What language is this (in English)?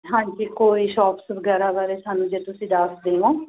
Punjabi